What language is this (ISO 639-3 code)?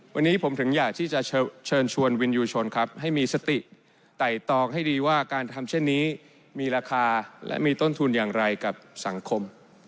tha